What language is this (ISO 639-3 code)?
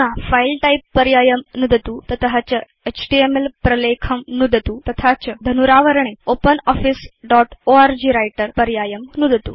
san